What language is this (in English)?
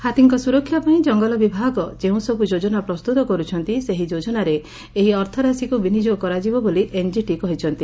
Odia